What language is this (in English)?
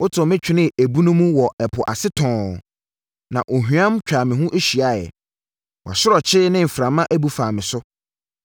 Akan